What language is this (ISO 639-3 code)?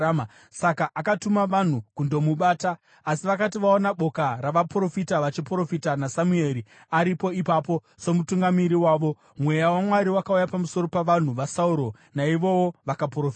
sna